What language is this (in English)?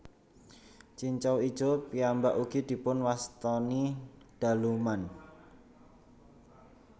Javanese